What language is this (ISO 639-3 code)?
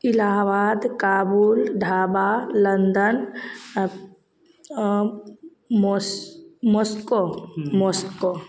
mai